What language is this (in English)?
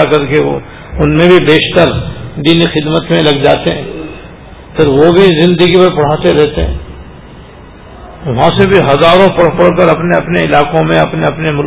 Urdu